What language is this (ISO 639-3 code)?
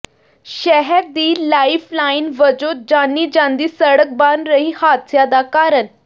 pan